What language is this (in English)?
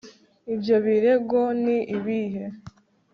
Kinyarwanda